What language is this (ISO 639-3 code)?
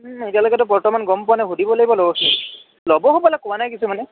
asm